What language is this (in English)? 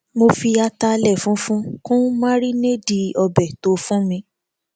Yoruba